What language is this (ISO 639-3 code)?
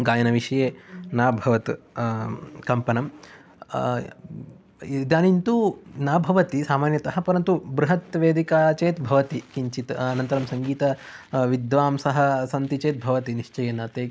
san